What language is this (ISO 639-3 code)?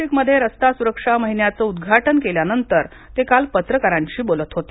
mar